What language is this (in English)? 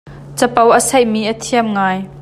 Hakha Chin